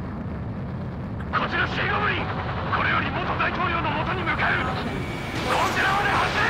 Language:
Japanese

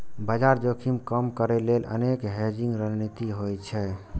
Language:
Maithili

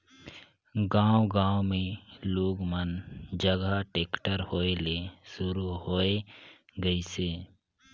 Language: Chhattisgarhi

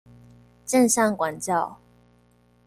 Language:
Chinese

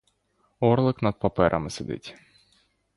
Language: Ukrainian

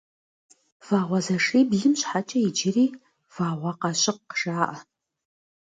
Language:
Kabardian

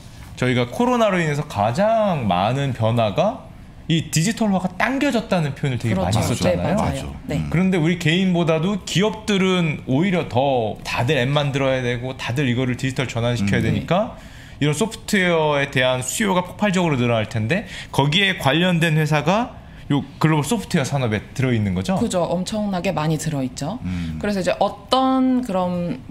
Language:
Korean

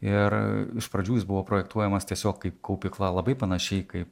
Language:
Lithuanian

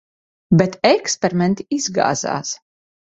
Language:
Latvian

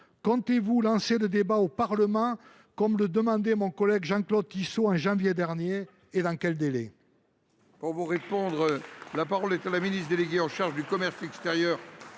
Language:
French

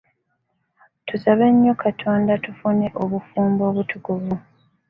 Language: Ganda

